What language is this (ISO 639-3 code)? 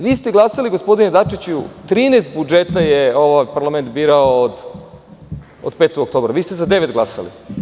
srp